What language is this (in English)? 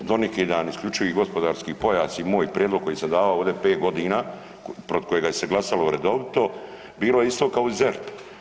Croatian